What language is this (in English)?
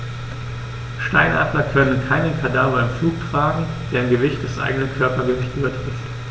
German